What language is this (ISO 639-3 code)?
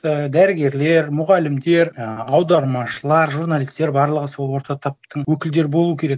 kaz